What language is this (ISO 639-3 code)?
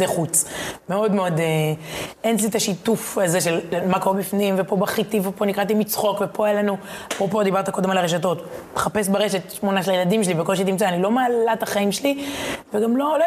heb